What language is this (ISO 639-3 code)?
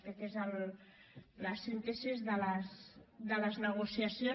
cat